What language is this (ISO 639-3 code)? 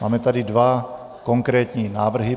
ces